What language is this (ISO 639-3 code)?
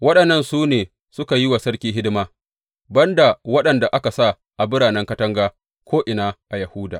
hau